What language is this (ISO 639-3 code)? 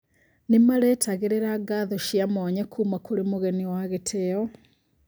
kik